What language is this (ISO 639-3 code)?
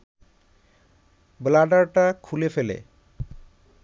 ben